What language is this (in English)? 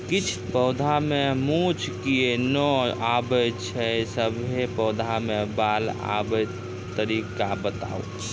Maithili